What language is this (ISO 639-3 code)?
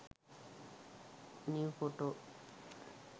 sin